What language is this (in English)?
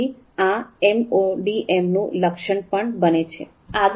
Gujarati